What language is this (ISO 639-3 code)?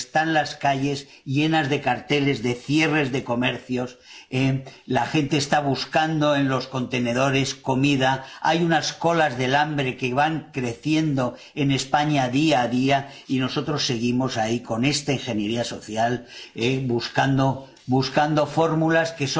spa